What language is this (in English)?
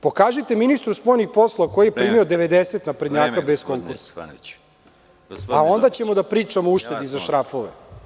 Serbian